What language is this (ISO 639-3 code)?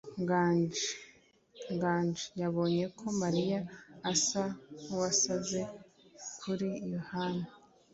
kin